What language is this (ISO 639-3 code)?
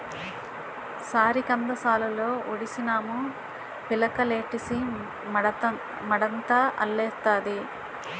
tel